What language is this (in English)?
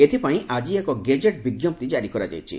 Odia